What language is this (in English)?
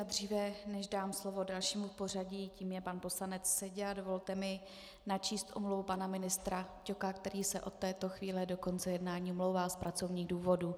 Czech